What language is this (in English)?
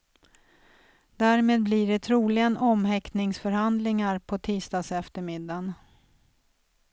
Swedish